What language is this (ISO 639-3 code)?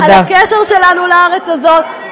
heb